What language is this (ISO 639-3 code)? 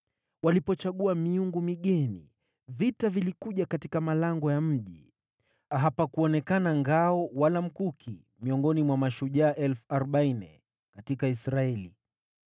swa